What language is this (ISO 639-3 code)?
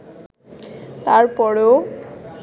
ben